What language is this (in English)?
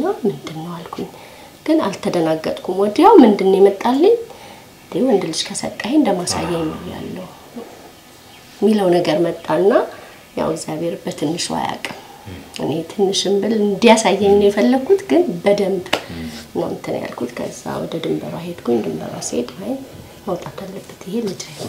Arabic